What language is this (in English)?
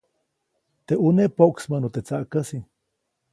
Copainalá Zoque